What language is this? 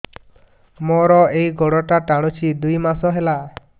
Odia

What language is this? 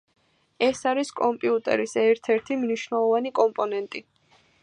Georgian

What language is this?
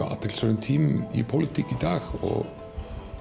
Icelandic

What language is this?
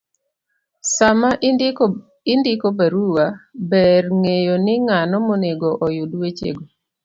Luo (Kenya and Tanzania)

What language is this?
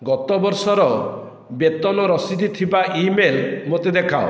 Odia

